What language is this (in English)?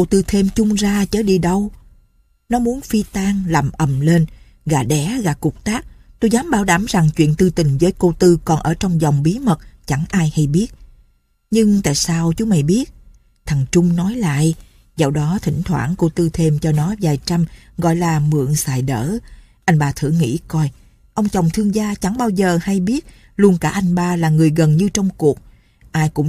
Vietnamese